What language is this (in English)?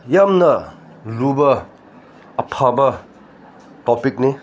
Manipuri